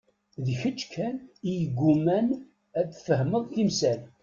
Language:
Kabyle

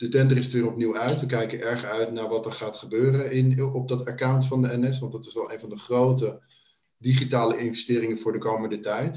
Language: Dutch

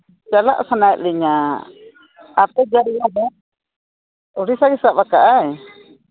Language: Santali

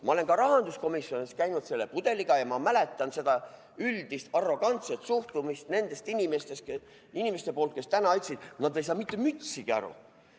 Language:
Estonian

